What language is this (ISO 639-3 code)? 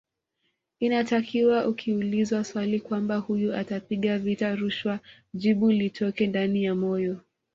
swa